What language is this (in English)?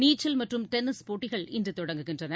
Tamil